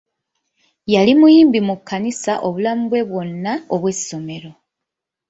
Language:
Ganda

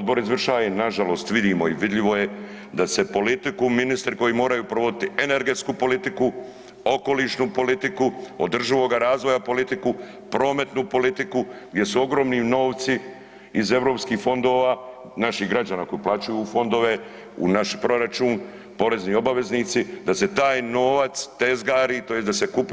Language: Croatian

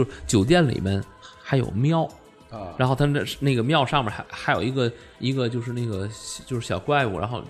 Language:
Chinese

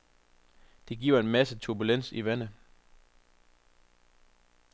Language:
Danish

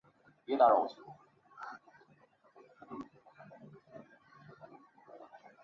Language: Chinese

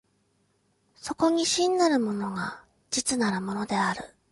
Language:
Japanese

